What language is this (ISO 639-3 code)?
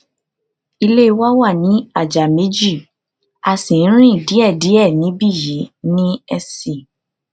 yor